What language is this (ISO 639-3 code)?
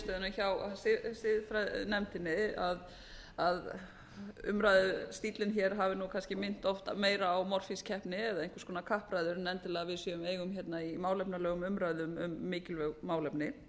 isl